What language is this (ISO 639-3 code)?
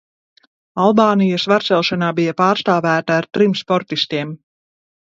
lav